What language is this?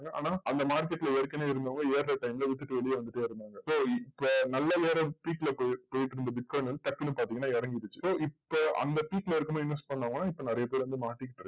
Tamil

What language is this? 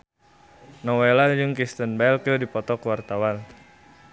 Sundanese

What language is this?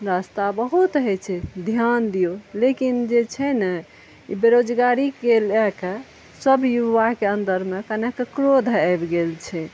Maithili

